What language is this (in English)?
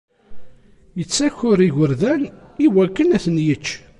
Kabyle